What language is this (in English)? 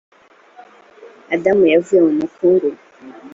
Kinyarwanda